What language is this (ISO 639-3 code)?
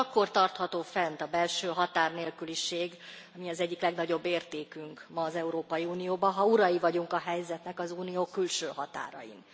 hun